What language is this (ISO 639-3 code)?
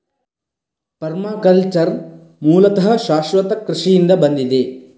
kan